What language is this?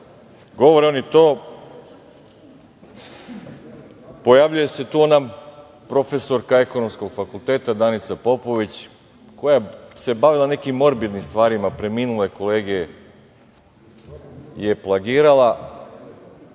Serbian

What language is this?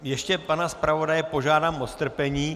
Czech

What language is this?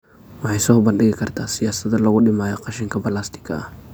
Somali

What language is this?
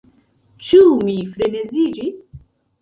Esperanto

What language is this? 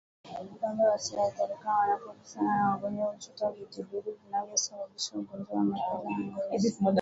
Swahili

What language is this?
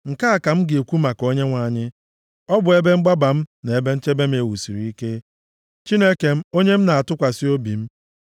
Igbo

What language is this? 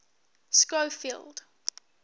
English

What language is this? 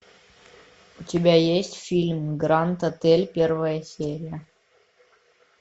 Russian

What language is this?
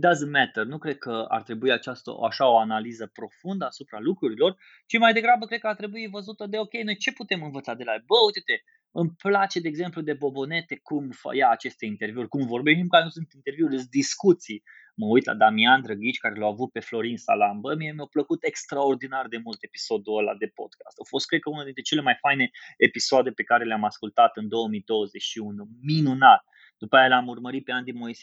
Romanian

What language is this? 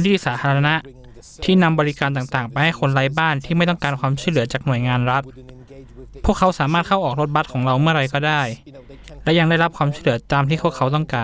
Thai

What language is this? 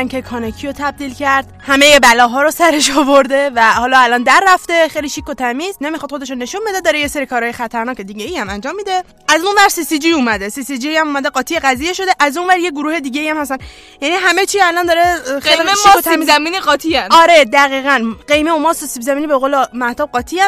Persian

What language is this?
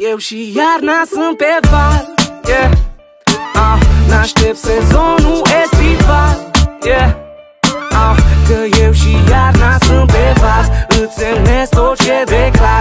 Romanian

